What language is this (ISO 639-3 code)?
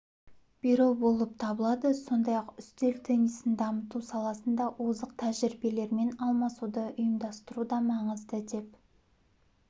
kaz